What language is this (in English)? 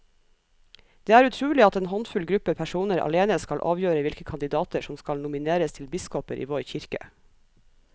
Norwegian